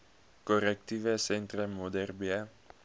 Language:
Afrikaans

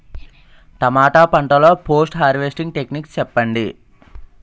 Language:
Telugu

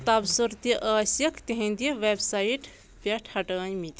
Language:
Kashmiri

